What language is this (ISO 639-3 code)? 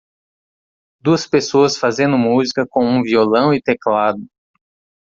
por